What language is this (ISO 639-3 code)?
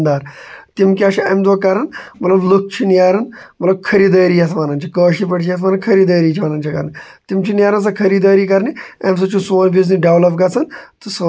kas